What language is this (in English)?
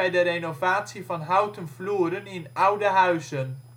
Dutch